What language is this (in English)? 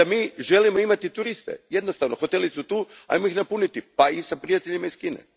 Croatian